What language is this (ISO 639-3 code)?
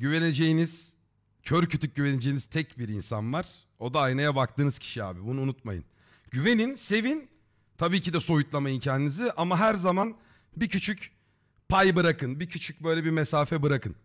tur